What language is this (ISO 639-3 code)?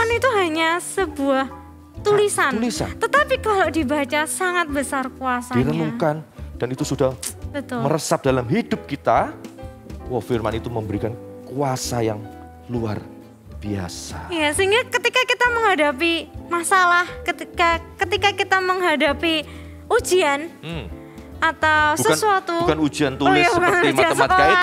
ind